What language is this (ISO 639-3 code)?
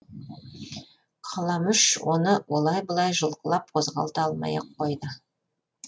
kaz